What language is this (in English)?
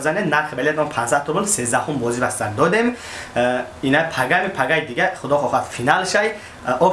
Indonesian